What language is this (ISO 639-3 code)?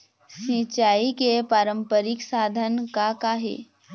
hne